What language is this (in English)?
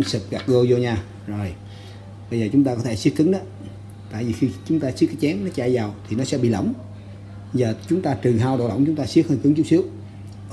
Vietnamese